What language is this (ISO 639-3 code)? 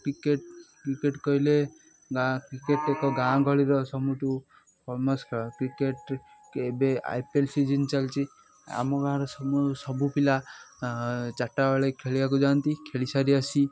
ori